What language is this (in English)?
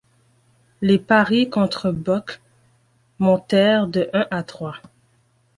French